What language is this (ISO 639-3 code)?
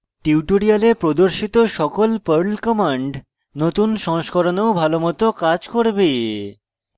ben